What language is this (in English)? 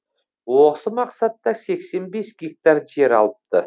Kazakh